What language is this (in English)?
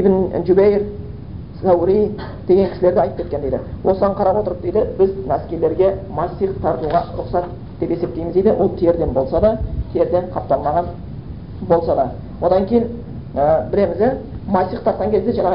Bulgarian